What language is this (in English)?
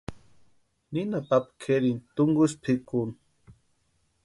Western Highland Purepecha